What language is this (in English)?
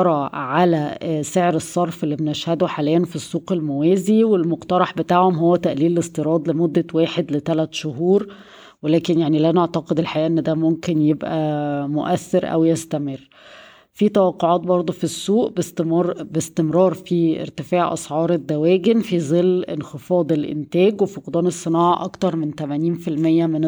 Arabic